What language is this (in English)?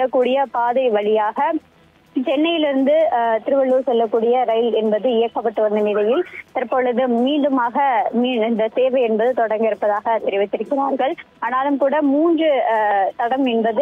Romanian